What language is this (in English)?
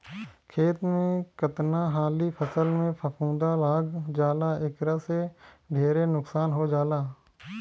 Bhojpuri